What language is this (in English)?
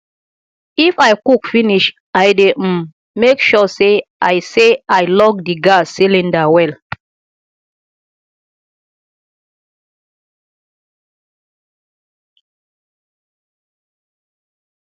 Nigerian Pidgin